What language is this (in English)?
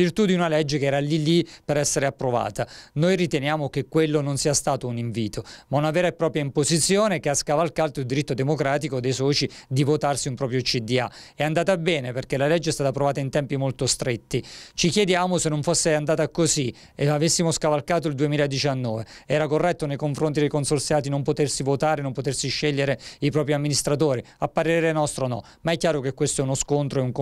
Italian